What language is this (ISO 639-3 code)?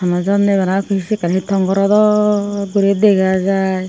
ccp